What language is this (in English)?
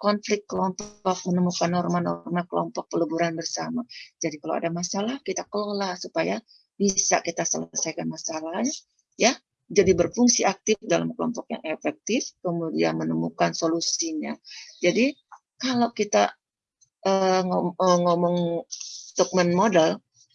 Indonesian